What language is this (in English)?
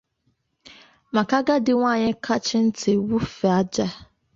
Igbo